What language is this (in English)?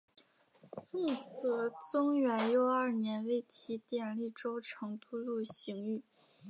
Chinese